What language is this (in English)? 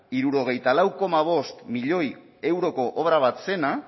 Basque